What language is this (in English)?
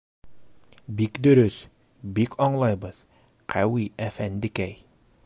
Bashkir